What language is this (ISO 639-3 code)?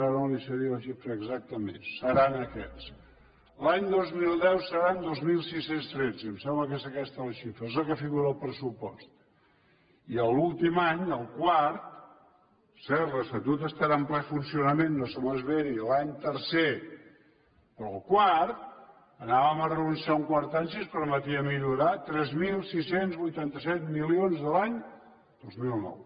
cat